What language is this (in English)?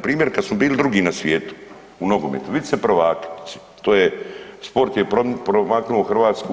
Croatian